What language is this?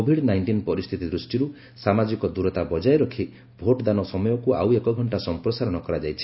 Odia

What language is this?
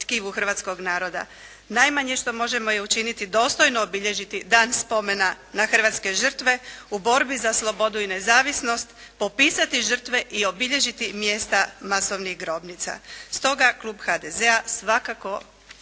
Croatian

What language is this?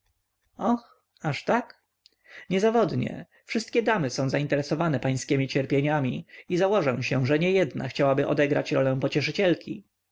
Polish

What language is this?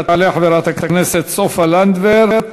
Hebrew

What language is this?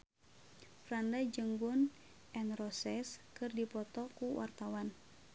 Sundanese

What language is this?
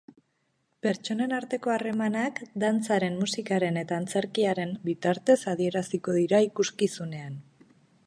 Basque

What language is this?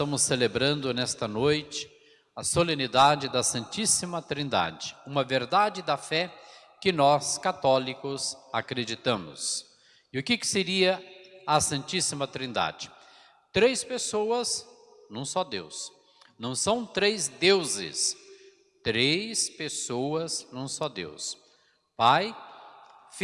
Portuguese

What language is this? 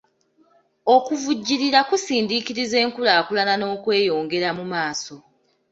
Ganda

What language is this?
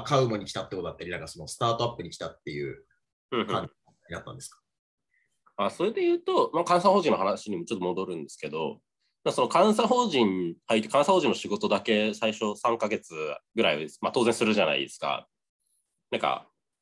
Japanese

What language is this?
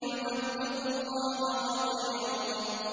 Arabic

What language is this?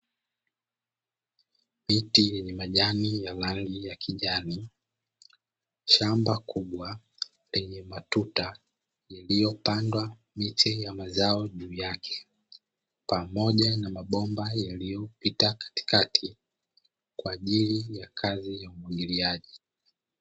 Swahili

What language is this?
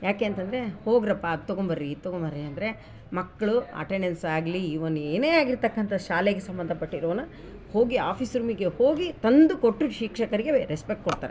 Kannada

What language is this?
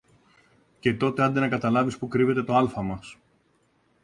Greek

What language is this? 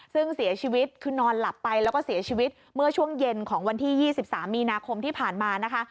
Thai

